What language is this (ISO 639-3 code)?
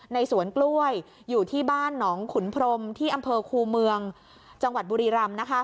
tha